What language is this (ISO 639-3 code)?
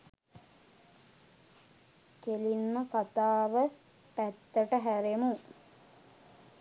sin